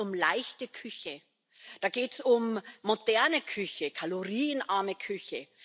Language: German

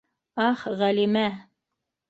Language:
Bashkir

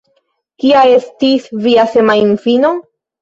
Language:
Esperanto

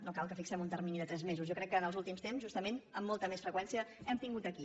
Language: Catalan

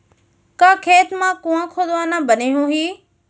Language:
Chhattisgarhi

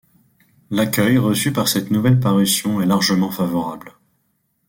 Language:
French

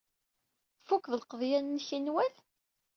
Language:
Kabyle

